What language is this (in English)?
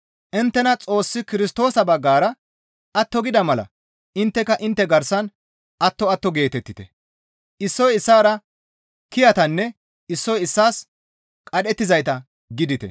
Gamo